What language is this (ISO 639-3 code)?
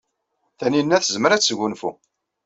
kab